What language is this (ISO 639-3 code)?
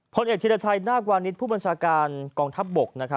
tha